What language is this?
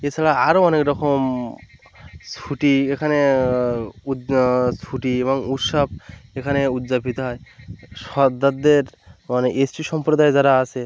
Bangla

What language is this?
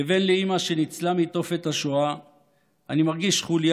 Hebrew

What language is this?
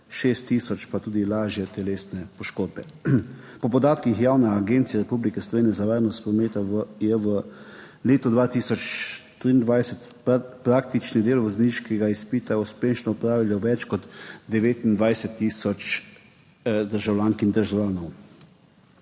Slovenian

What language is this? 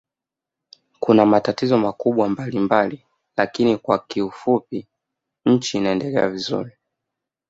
Swahili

